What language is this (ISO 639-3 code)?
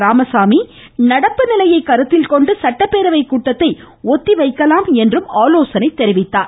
tam